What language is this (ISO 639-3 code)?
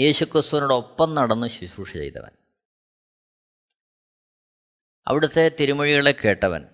mal